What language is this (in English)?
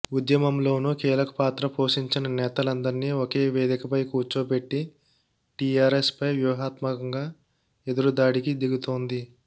Telugu